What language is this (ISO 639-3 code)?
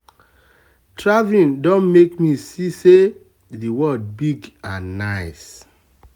pcm